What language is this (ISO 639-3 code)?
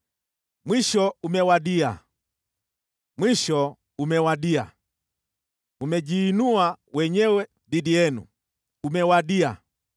swa